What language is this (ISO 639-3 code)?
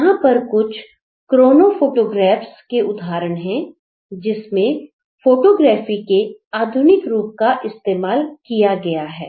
hin